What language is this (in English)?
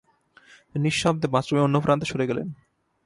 Bangla